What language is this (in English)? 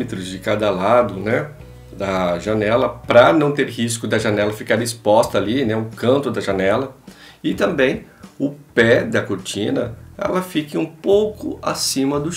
Portuguese